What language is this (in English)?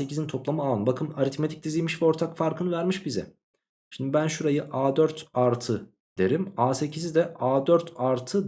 Turkish